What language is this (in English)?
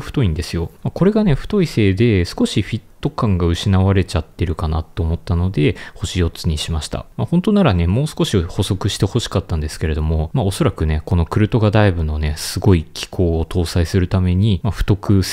Japanese